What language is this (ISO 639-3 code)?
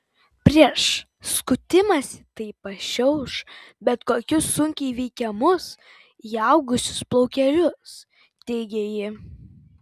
lit